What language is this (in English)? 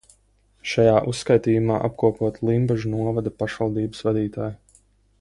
Latvian